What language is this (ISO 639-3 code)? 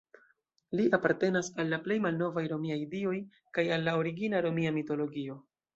epo